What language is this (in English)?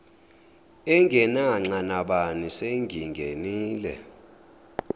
Zulu